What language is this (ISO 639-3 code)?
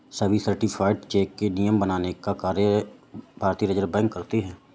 hin